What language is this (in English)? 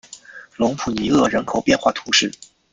Chinese